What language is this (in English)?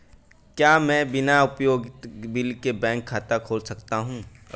Hindi